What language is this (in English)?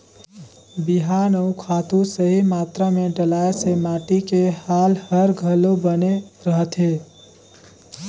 Chhattisgarhi